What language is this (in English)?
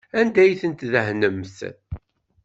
Kabyle